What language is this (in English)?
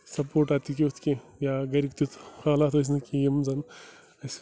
Kashmiri